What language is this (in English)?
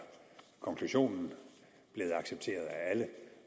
Danish